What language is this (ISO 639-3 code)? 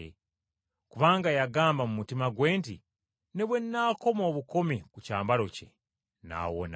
lug